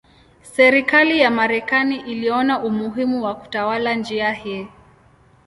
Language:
Swahili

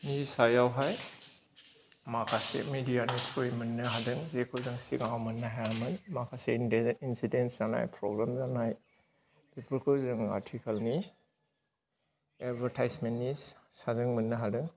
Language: Bodo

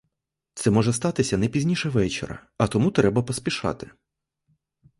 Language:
Ukrainian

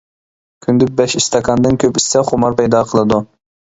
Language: Uyghur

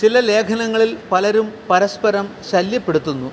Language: Malayalam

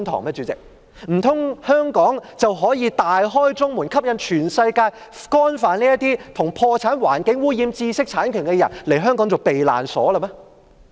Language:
Cantonese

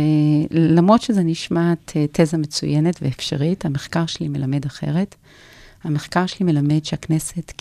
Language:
Hebrew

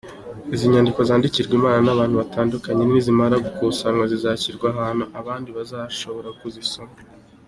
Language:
Kinyarwanda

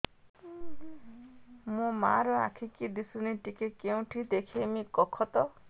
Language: Odia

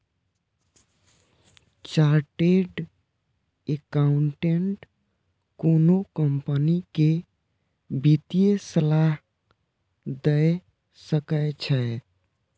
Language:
Maithili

